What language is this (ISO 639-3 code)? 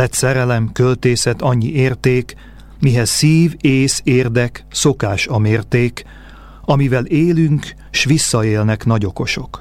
hun